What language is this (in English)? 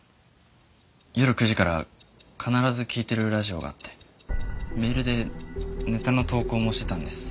Japanese